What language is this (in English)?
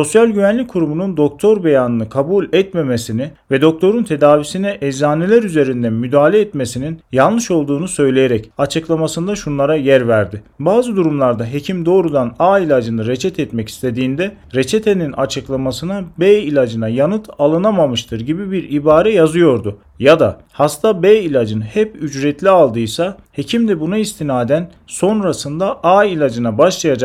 Turkish